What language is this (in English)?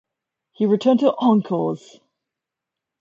English